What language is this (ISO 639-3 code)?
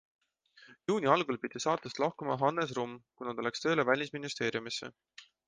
est